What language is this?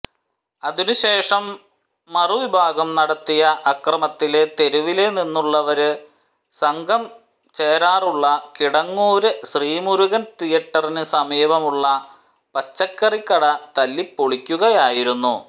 Malayalam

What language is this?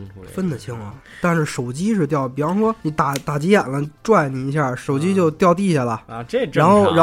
Chinese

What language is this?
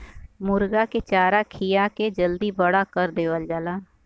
Bhojpuri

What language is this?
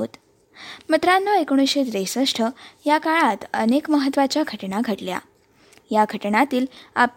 Marathi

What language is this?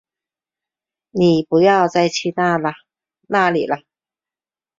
Chinese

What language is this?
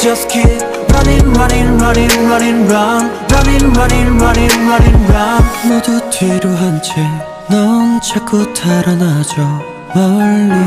Korean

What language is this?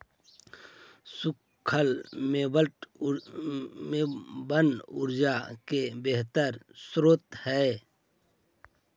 Magahi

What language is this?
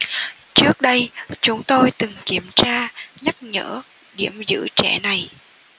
Vietnamese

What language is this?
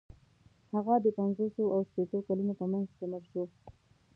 Pashto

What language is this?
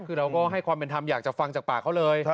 Thai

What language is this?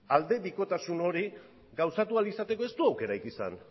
Basque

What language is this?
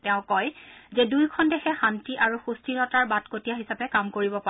Assamese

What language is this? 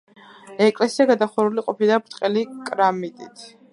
Georgian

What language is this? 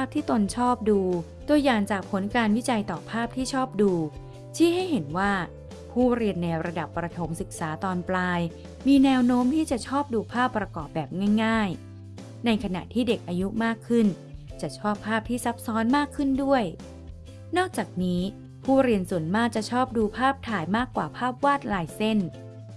Thai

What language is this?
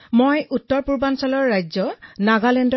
Assamese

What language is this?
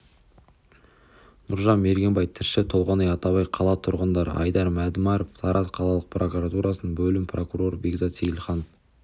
Kazakh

